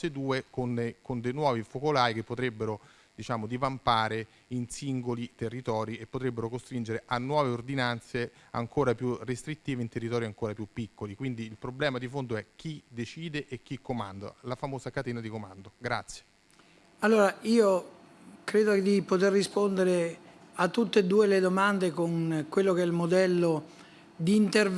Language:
Italian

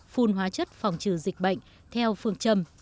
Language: Vietnamese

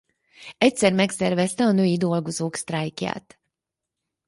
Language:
Hungarian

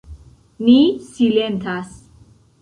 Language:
Esperanto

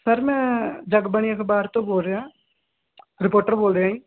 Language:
Punjabi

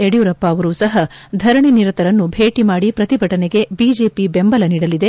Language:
Kannada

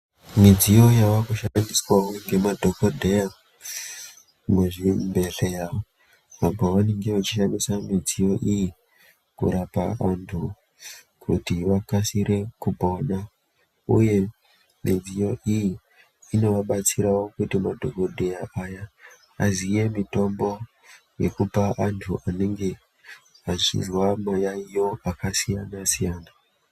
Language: Ndau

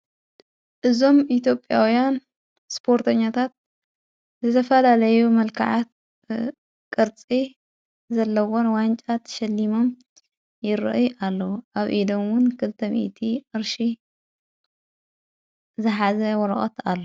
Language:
Tigrinya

